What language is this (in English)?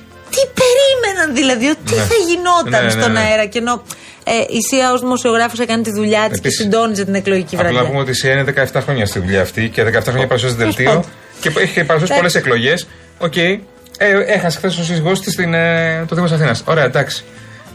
Greek